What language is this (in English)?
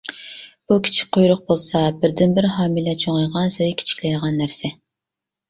Uyghur